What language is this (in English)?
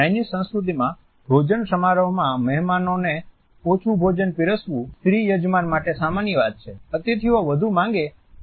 Gujarati